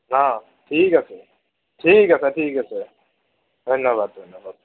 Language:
Assamese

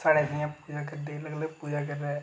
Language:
Dogri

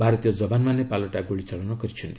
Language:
Odia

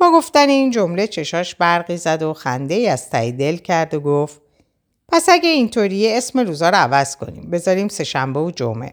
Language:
Persian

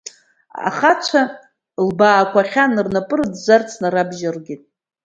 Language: Abkhazian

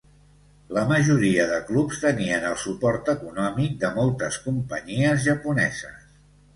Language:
Catalan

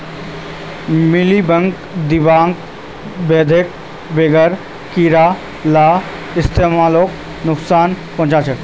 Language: Magahi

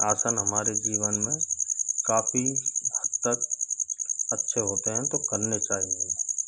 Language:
Hindi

